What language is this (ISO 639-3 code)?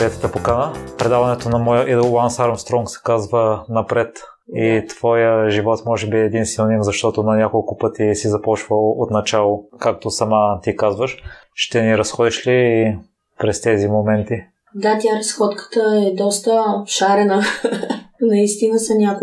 bul